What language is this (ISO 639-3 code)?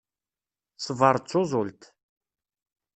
kab